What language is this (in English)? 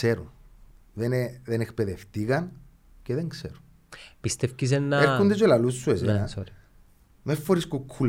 Greek